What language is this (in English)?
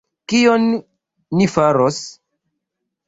Esperanto